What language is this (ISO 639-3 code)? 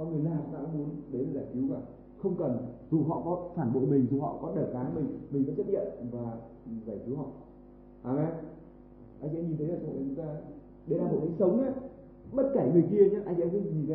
vie